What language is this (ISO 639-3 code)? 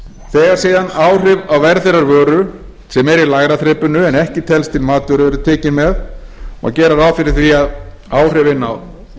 isl